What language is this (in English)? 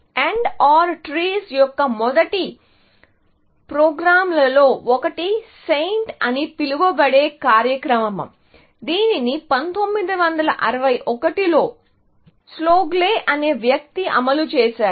Telugu